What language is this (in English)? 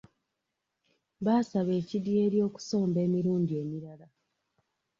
Ganda